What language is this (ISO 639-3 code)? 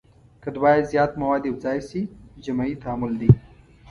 pus